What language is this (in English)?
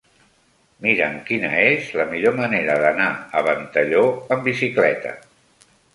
Catalan